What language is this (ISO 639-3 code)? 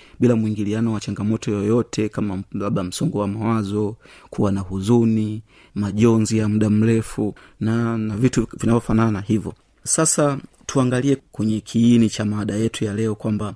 swa